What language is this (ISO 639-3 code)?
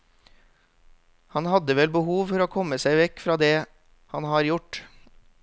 nor